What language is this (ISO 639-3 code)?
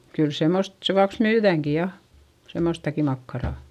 fin